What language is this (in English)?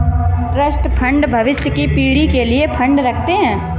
Hindi